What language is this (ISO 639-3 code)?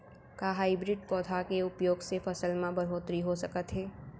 hne